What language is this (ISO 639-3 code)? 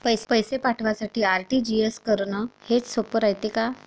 mar